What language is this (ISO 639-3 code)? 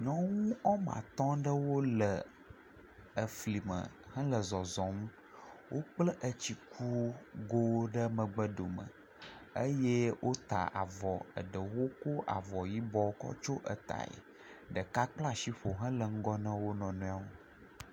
ewe